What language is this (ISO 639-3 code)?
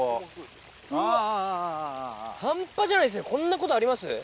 jpn